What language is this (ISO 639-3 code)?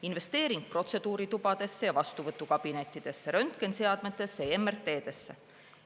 est